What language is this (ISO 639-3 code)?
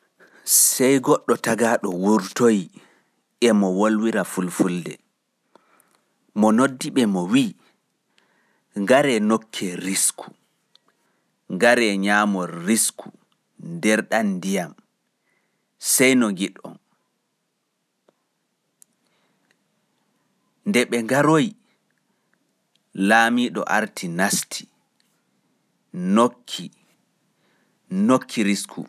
fuf